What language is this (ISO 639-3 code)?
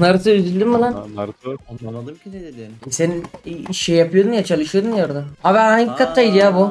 tur